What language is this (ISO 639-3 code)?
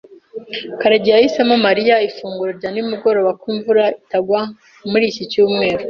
kin